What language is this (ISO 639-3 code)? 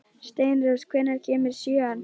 isl